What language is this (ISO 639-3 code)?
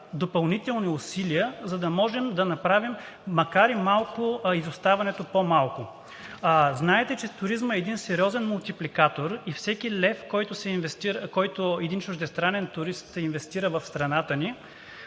bul